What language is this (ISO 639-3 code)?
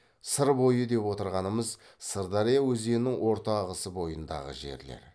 kaz